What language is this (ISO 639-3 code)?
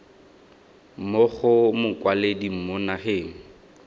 tsn